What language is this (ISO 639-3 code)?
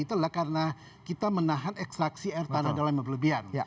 ind